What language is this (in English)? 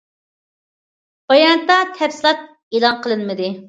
Uyghur